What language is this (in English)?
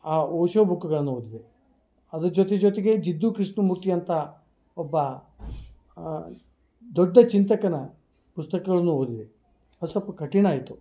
Kannada